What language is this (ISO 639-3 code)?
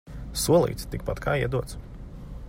lav